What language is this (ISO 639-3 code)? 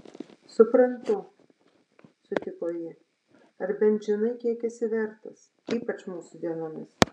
lit